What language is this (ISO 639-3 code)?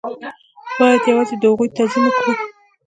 pus